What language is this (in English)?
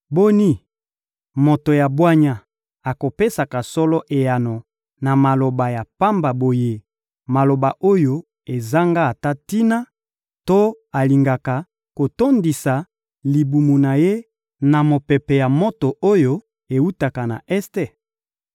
Lingala